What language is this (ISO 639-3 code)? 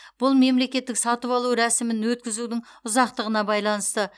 kaz